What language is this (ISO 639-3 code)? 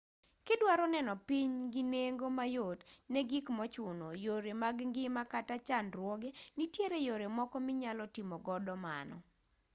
luo